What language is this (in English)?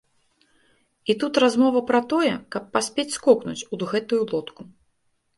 Belarusian